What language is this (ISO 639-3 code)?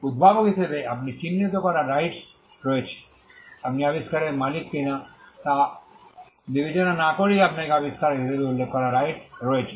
ben